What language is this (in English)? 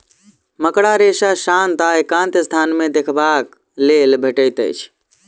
Maithili